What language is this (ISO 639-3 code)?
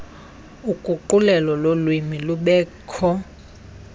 xho